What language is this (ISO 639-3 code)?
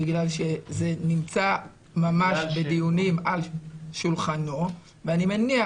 heb